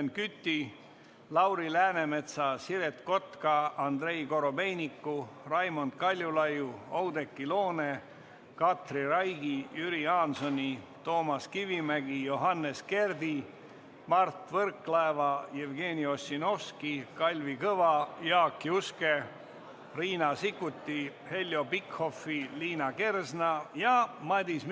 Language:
Estonian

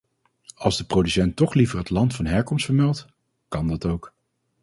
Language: Dutch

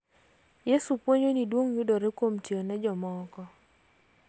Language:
Luo (Kenya and Tanzania)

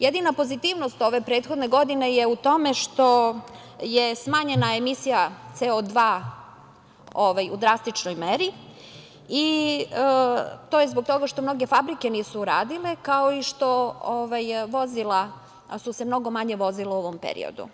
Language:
Serbian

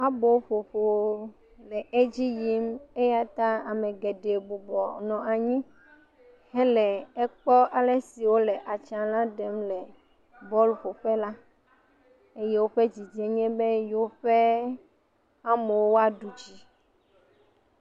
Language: Ewe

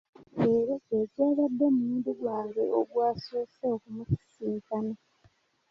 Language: Ganda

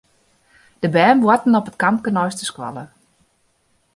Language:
Western Frisian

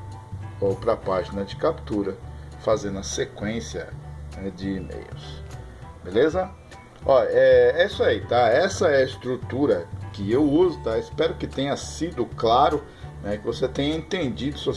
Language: Portuguese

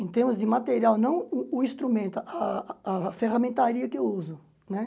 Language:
Portuguese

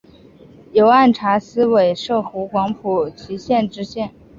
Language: Chinese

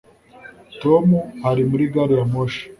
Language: Kinyarwanda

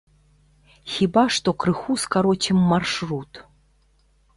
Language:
Belarusian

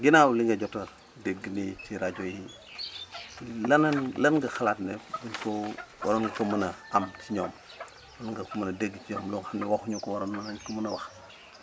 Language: Wolof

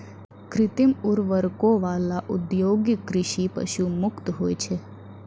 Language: Maithili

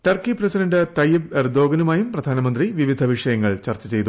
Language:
Malayalam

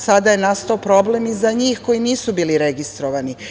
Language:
Serbian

